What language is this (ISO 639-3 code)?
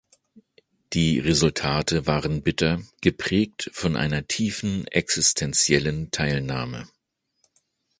deu